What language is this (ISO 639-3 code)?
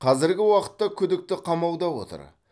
kaz